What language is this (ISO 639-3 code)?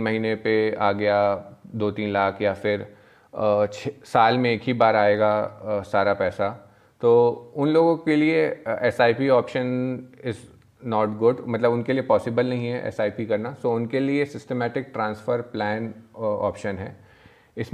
hin